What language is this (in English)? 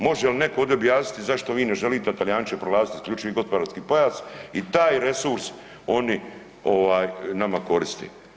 Croatian